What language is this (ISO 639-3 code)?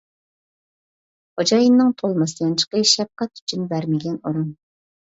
uig